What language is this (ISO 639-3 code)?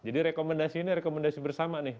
ind